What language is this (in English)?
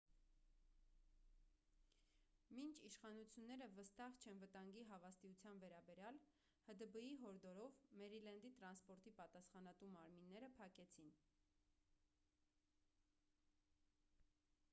Armenian